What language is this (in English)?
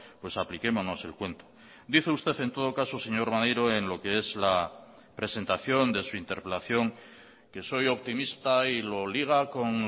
Spanish